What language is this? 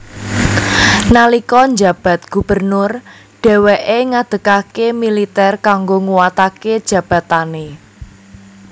Javanese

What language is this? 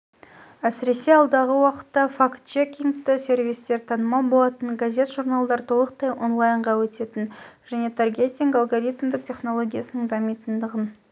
Kazakh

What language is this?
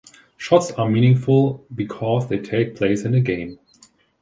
English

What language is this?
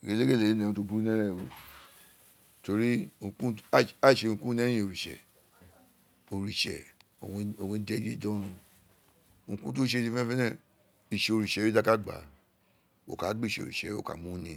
Isekiri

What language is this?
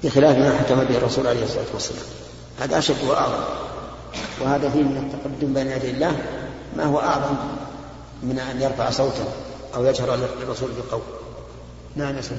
Arabic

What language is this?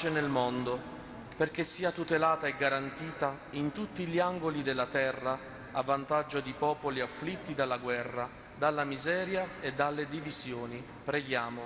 Italian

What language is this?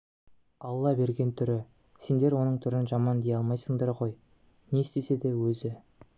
Kazakh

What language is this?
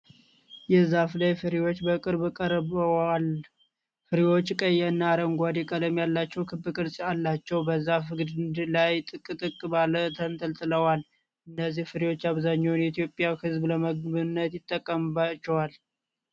Amharic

